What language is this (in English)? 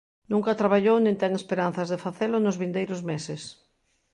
Galician